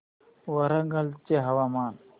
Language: Marathi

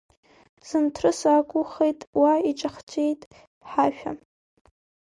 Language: Abkhazian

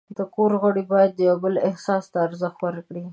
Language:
Pashto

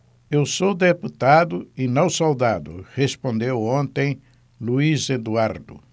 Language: Portuguese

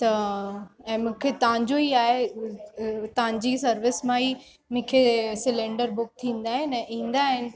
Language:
Sindhi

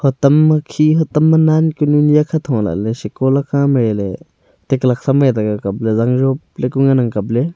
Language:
Wancho Naga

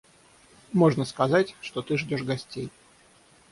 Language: Russian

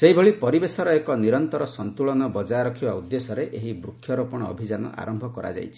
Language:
Odia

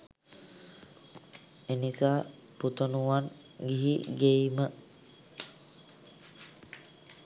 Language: Sinhala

